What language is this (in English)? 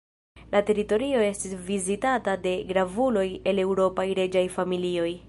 Esperanto